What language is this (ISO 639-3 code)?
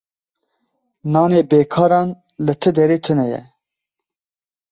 kur